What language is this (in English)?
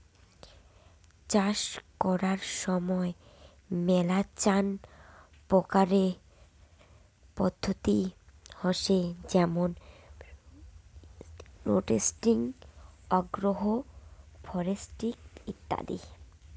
Bangla